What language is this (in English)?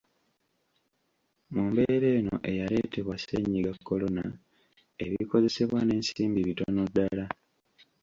Ganda